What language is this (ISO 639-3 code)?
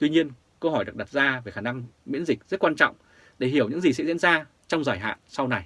vie